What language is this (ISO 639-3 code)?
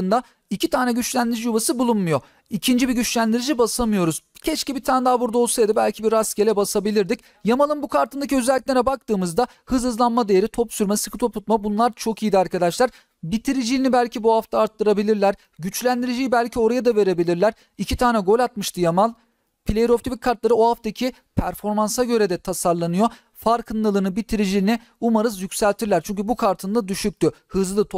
tur